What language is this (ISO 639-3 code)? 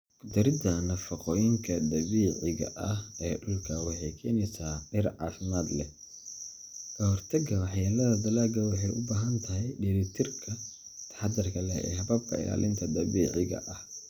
som